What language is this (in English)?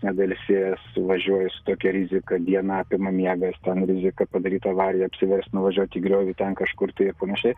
Lithuanian